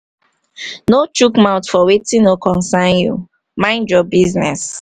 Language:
Nigerian Pidgin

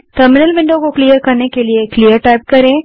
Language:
Hindi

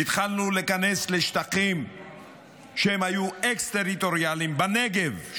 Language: Hebrew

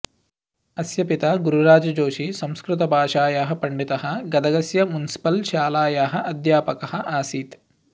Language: Sanskrit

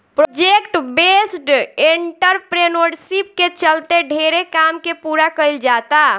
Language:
Bhojpuri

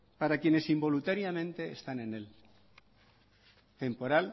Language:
Spanish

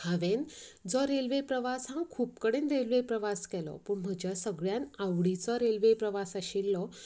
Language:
Konkani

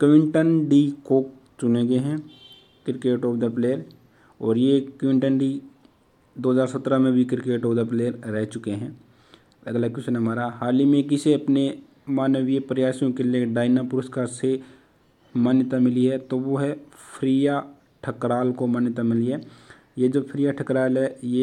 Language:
Hindi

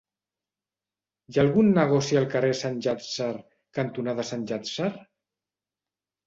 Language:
Catalan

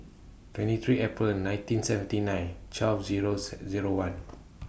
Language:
English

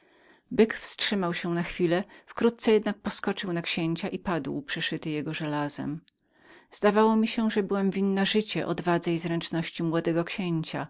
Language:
Polish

